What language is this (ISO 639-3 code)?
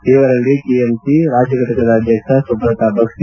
kan